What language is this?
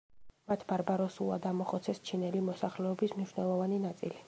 Georgian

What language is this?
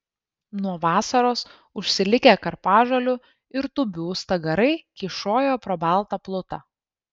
Lithuanian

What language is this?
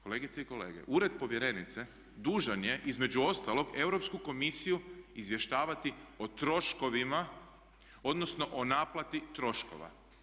Croatian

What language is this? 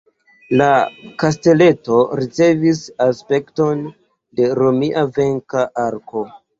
Esperanto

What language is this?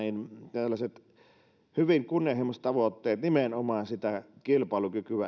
Finnish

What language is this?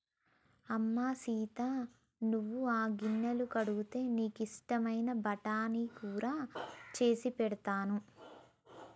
Telugu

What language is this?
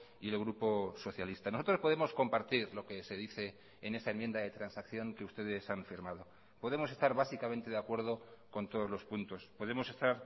Spanish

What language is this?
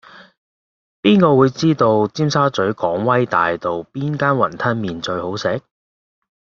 Cantonese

